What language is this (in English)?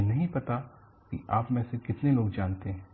Hindi